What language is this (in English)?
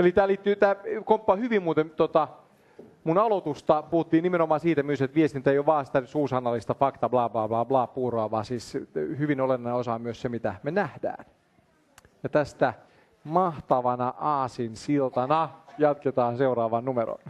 Finnish